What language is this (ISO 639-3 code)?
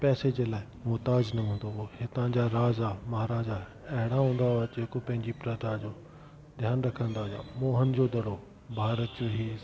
snd